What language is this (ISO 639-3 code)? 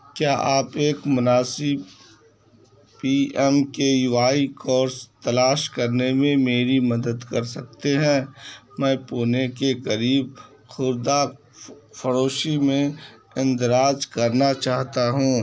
urd